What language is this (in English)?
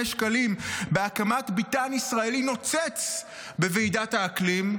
Hebrew